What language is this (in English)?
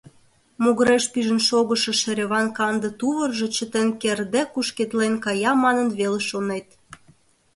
Mari